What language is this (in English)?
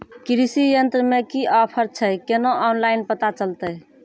Maithili